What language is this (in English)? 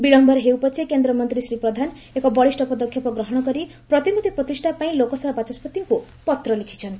Odia